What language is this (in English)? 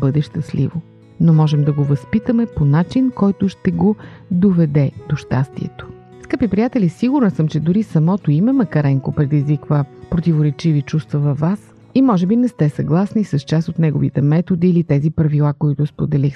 Bulgarian